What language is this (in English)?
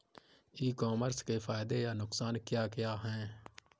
Hindi